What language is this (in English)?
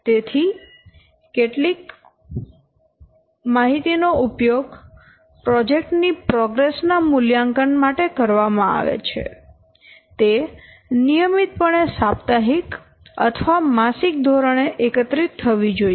Gujarati